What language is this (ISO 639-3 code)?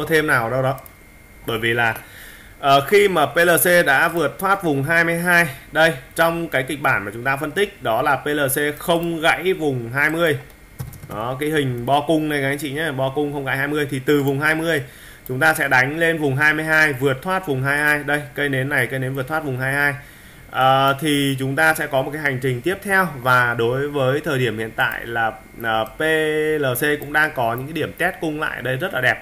vie